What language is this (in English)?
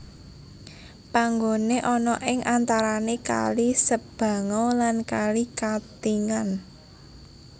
Javanese